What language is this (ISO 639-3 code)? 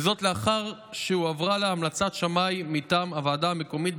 heb